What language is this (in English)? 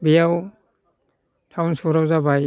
Bodo